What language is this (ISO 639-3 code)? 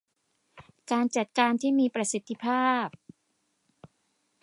tha